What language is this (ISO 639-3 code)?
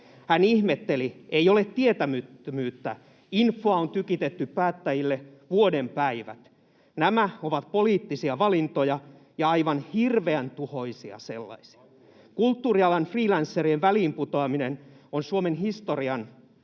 fin